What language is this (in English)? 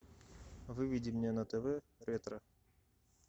Russian